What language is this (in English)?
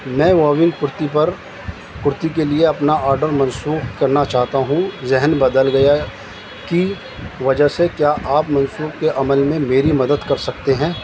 Urdu